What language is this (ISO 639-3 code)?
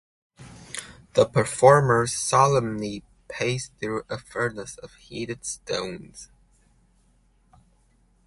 eng